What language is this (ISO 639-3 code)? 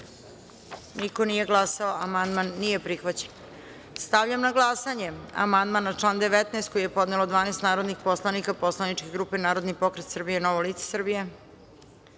srp